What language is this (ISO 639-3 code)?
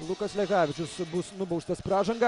lit